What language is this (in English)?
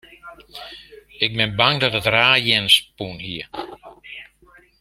Western Frisian